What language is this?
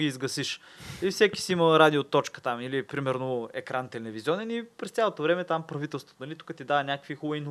Bulgarian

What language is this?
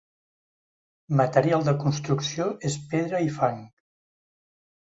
Catalan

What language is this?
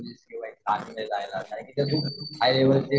Marathi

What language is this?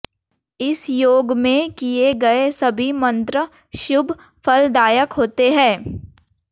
Hindi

